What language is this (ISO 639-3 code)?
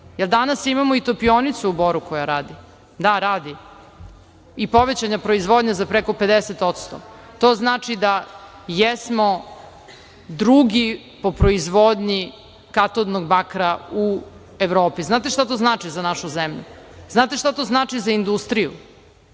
srp